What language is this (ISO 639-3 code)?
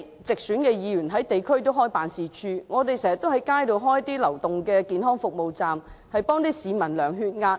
yue